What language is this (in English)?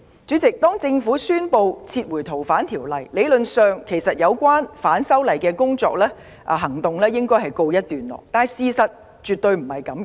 Cantonese